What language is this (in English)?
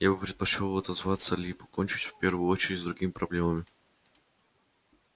Russian